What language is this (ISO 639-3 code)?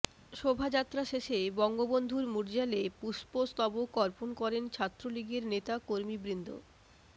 ben